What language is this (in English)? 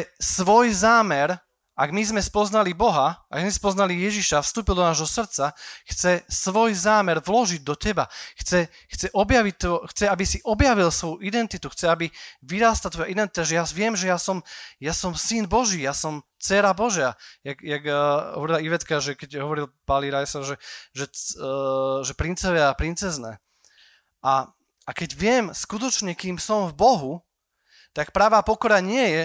Slovak